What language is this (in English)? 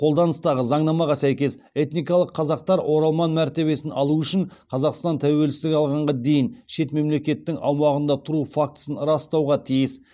Kazakh